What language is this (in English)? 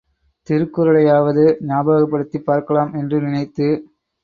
Tamil